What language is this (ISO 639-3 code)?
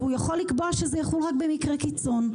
heb